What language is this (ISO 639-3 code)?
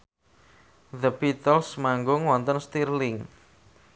jav